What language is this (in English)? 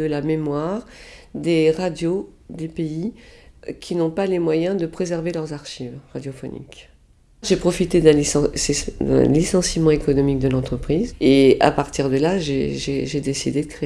French